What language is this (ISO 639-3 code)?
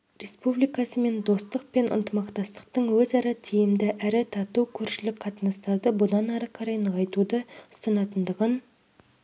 kaz